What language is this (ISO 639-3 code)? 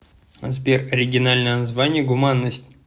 rus